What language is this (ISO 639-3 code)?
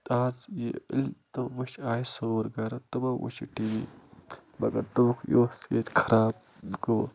kas